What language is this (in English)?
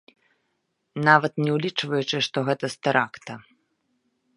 Belarusian